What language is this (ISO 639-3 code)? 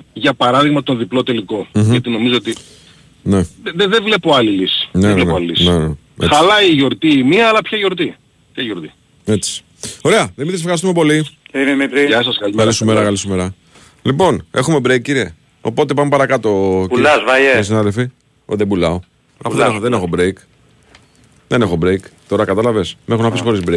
ell